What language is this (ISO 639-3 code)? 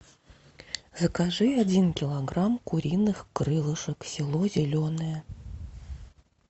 rus